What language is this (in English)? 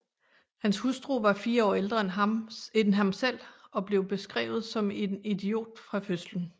Danish